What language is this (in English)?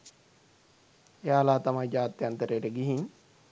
Sinhala